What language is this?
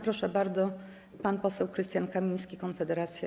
Polish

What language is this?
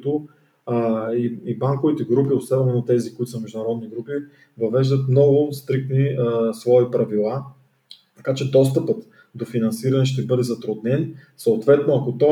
Bulgarian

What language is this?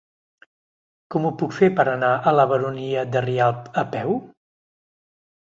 Catalan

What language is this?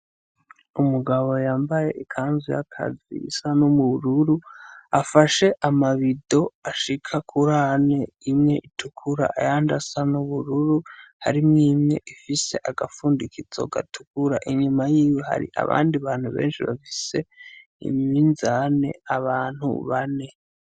Rundi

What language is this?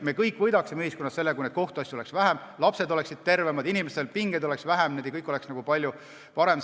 Estonian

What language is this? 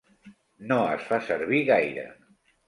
Catalan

